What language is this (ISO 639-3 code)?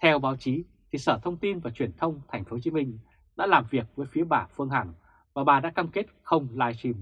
vie